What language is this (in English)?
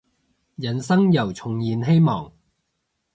Cantonese